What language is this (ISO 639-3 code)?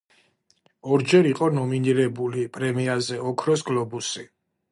kat